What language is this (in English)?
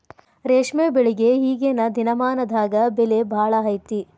Kannada